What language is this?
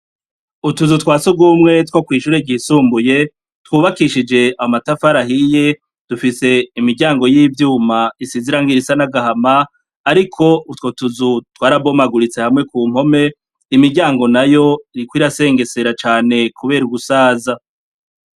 Rundi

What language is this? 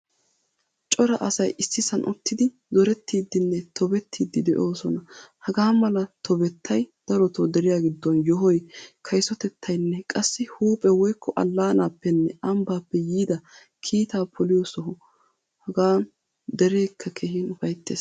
Wolaytta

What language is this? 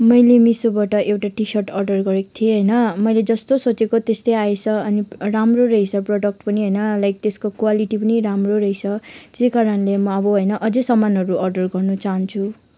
Nepali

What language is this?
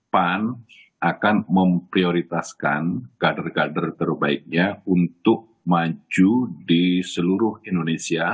Indonesian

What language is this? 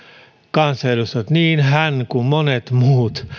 Finnish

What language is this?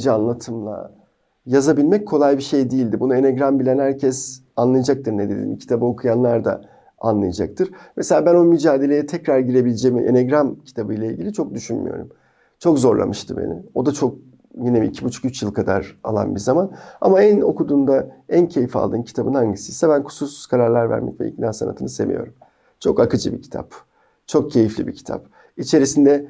Turkish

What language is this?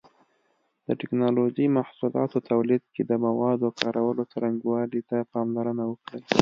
Pashto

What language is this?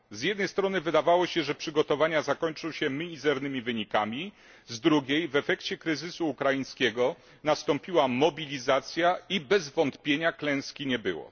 Polish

